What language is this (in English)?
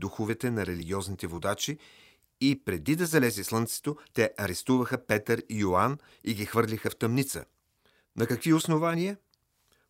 Bulgarian